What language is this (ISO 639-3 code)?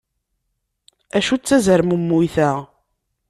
kab